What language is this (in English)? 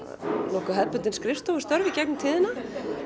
Icelandic